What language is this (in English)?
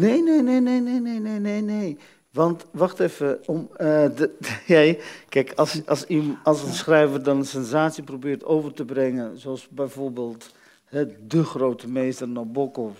Dutch